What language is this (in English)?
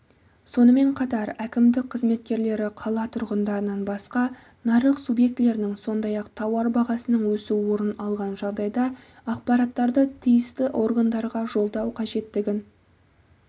Kazakh